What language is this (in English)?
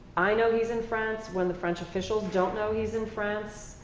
English